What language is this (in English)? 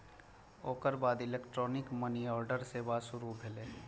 Maithili